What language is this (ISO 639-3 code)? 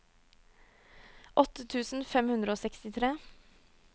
nor